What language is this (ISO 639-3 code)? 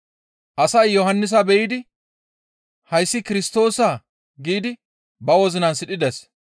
gmv